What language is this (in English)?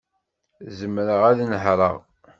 Kabyle